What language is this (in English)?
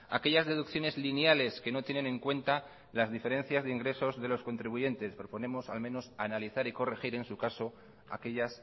Spanish